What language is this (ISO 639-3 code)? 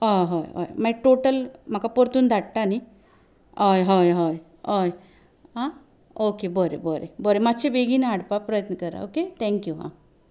kok